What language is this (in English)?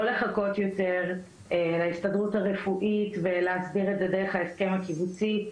Hebrew